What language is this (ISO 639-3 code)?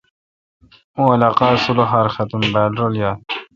xka